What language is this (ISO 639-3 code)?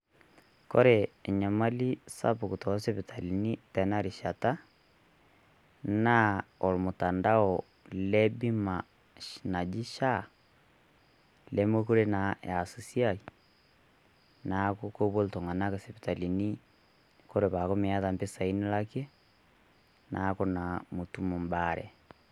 mas